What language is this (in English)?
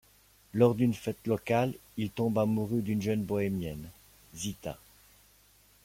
French